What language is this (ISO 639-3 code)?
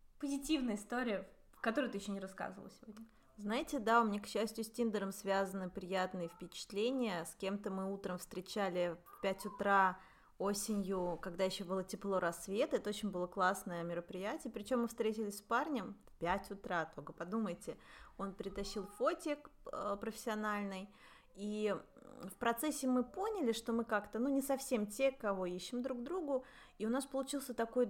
rus